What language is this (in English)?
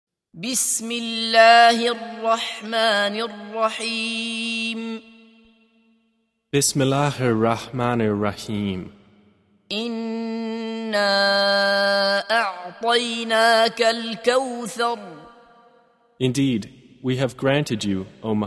Arabic